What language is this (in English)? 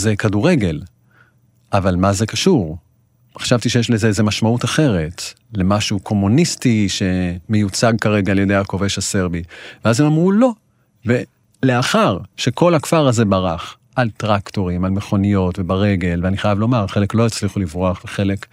Hebrew